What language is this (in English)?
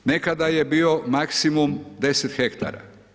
Croatian